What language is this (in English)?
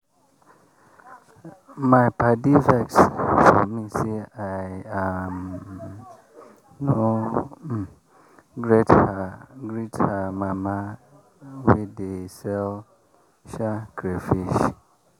Nigerian Pidgin